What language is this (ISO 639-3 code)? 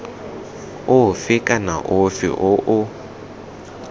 tsn